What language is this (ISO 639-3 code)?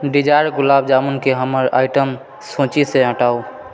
mai